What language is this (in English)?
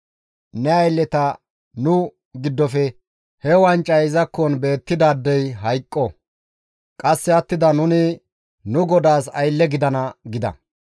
Gamo